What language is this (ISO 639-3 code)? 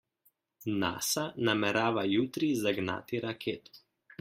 slv